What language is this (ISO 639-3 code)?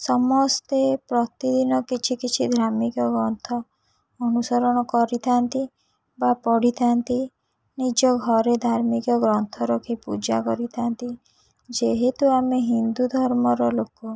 ori